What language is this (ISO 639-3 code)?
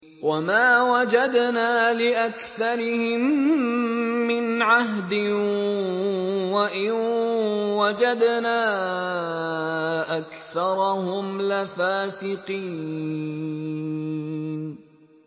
ara